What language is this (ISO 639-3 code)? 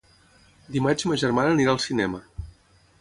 cat